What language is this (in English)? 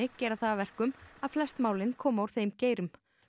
Icelandic